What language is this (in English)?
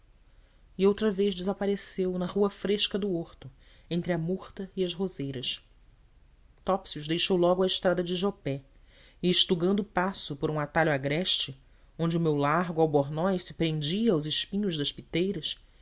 Portuguese